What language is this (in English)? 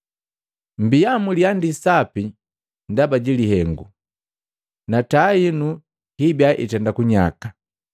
Matengo